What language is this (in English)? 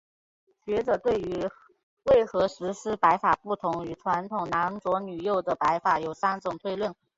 Chinese